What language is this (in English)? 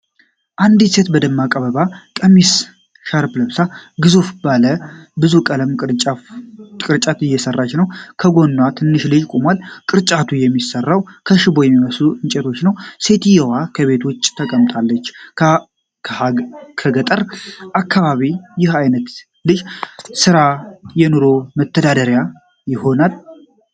Amharic